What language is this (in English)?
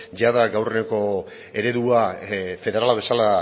Basque